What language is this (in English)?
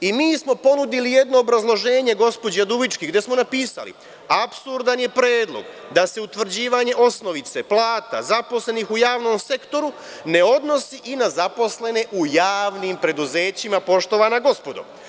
Serbian